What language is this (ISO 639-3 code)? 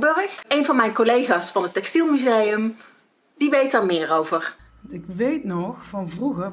nld